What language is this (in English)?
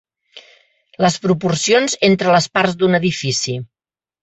Catalan